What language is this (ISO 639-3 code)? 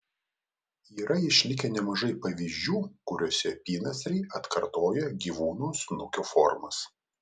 lit